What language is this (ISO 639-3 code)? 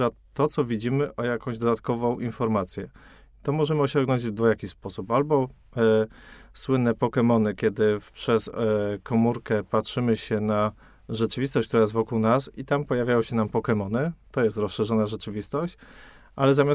pol